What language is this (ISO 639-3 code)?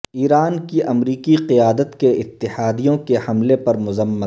urd